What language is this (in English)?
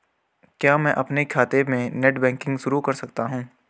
Hindi